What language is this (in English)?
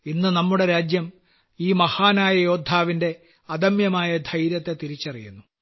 Malayalam